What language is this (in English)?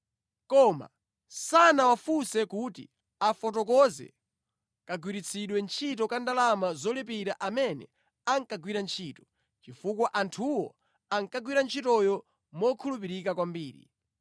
Nyanja